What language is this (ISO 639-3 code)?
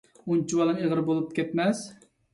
uig